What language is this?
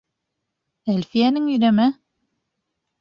Bashkir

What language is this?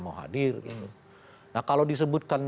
Indonesian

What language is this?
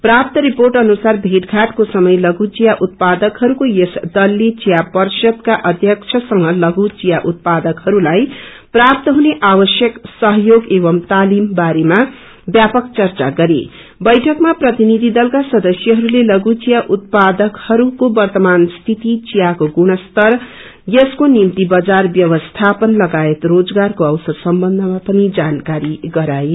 Nepali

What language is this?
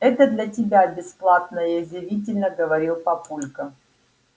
Russian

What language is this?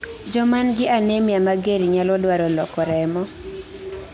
Luo (Kenya and Tanzania)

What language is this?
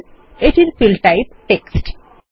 Bangla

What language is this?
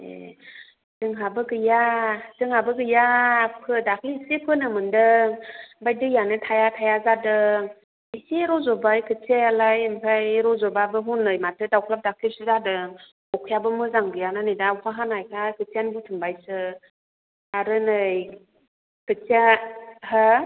Bodo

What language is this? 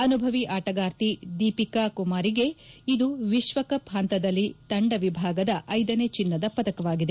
Kannada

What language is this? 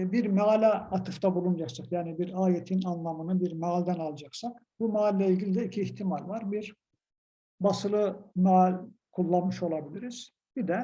Turkish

